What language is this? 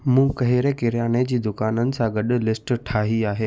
Sindhi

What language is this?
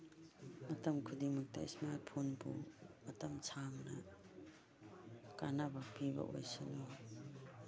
Manipuri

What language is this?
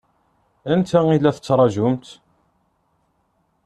Kabyle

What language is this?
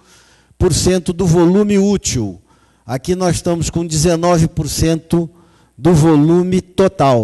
Portuguese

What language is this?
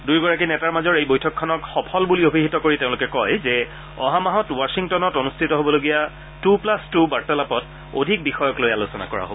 Assamese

